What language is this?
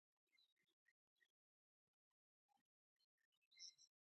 Pashto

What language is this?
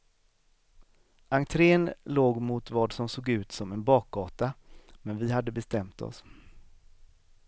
Swedish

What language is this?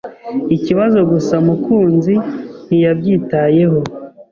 Kinyarwanda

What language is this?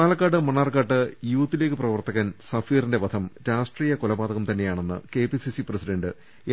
Malayalam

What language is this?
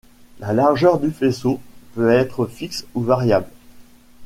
French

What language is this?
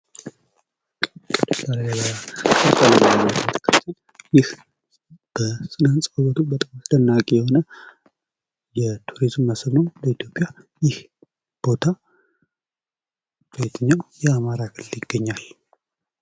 Amharic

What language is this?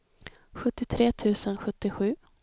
Swedish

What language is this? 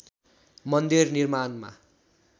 Nepali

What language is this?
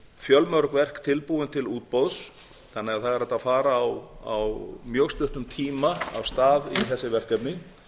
Icelandic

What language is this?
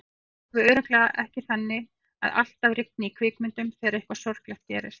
Icelandic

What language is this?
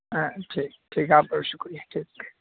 Urdu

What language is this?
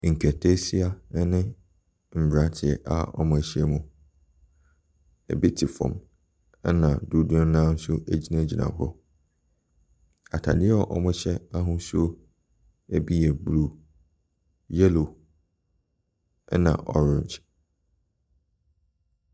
Akan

